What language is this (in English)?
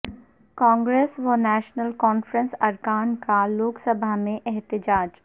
Urdu